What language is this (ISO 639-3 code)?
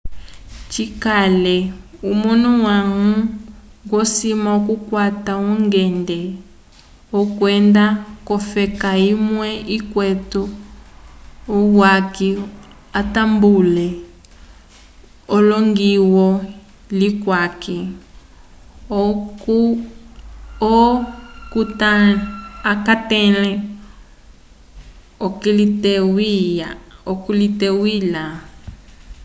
umb